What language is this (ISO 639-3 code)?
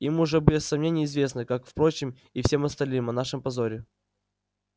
rus